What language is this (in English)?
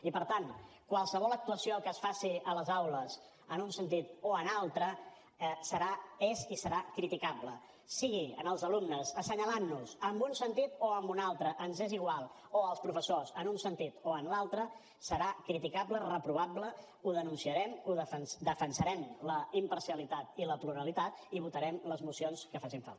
Catalan